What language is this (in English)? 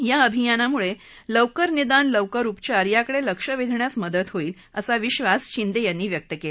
Marathi